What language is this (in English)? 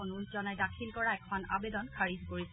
Assamese